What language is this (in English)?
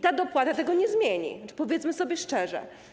Polish